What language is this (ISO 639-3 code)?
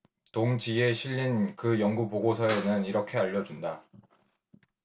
kor